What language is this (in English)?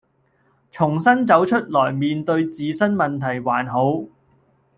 Cantonese